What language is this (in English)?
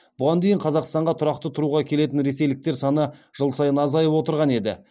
Kazakh